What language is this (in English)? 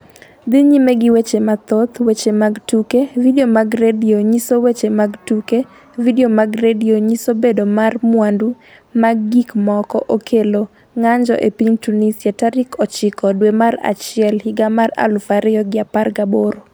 Luo (Kenya and Tanzania)